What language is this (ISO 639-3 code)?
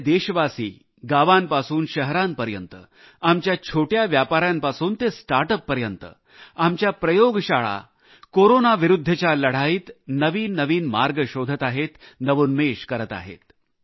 mar